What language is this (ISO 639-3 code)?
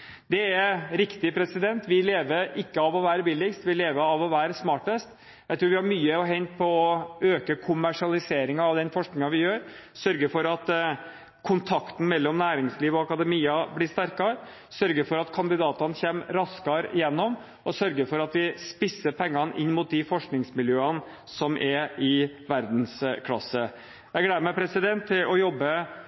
nob